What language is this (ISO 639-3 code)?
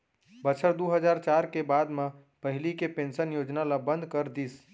hne